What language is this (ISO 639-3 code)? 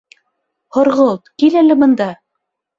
bak